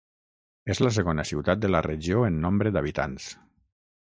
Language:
Catalan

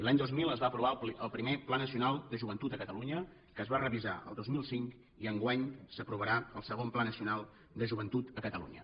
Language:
Catalan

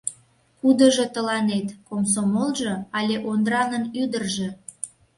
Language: Mari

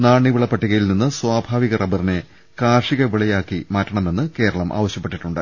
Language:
Malayalam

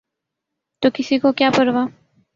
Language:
Urdu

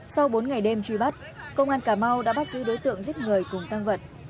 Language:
Vietnamese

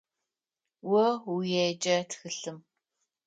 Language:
Adyghe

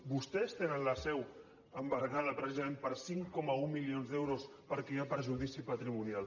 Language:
Catalan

